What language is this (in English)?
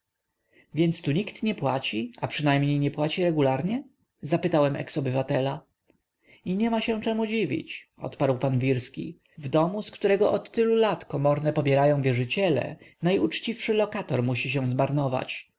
Polish